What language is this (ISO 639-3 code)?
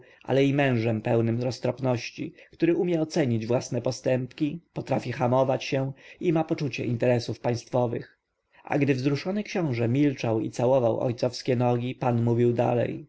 pol